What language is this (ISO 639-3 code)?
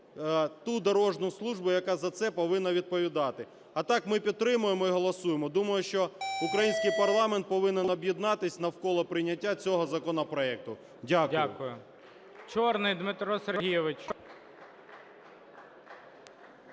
ukr